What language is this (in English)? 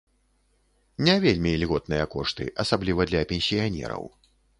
Belarusian